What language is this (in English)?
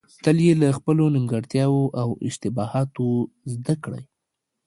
Pashto